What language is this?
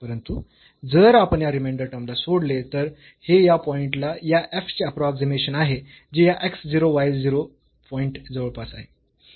Marathi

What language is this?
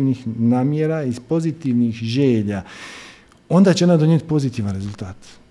Croatian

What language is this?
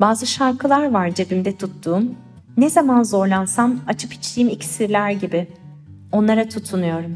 Turkish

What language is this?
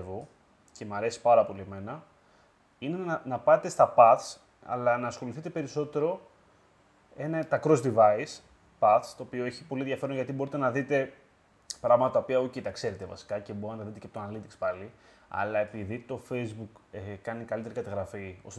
Greek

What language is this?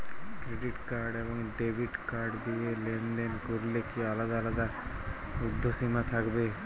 Bangla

